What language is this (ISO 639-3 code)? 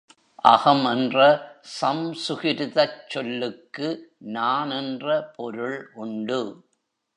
tam